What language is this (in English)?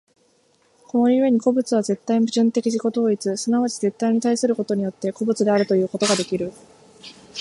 Japanese